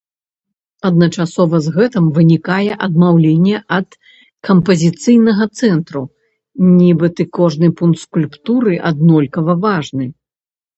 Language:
Belarusian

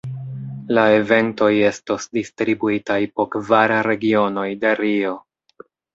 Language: Esperanto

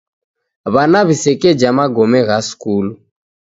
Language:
Taita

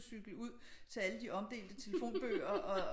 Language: Danish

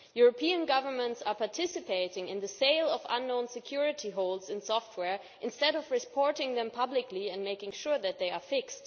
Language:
English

